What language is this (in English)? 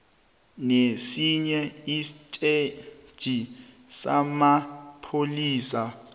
South Ndebele